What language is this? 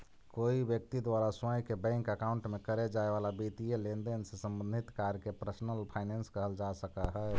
Magahi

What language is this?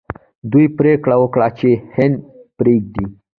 Pashto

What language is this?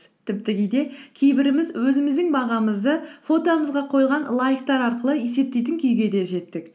Kazakh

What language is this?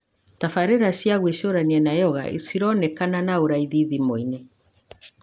Kikuyu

